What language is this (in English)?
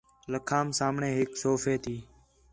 Khetrani